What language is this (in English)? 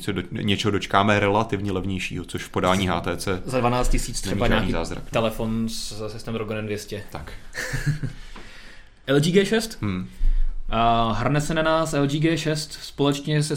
Czech